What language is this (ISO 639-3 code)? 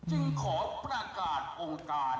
tha